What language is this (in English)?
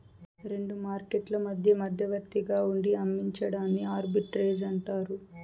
Telugu